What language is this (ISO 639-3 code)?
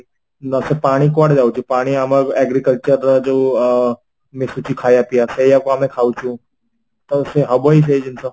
ori